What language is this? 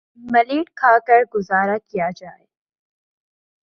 Urdu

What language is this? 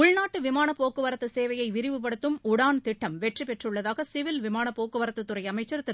Tamil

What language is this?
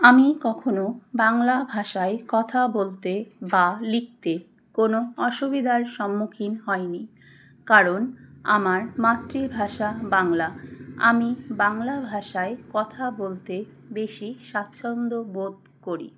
Bangla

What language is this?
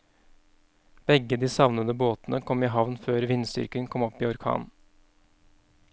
Norwegian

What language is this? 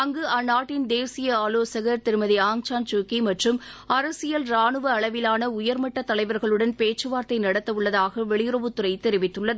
Tamil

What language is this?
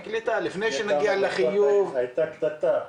Hebrew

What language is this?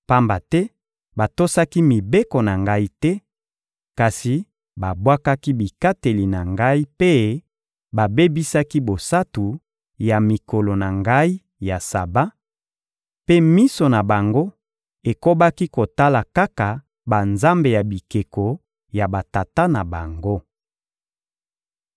Lingala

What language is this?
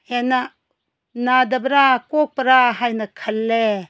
Manipuri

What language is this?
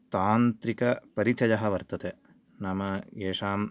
Sanskrit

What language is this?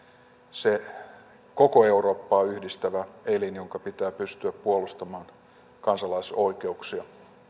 Finnish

